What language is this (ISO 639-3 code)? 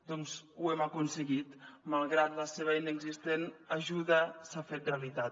cat